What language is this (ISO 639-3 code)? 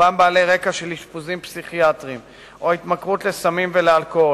heb